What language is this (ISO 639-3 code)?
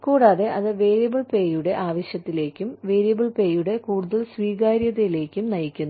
mal